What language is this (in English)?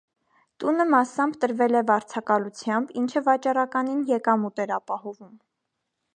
Armenian